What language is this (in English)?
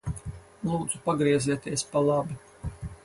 Latvian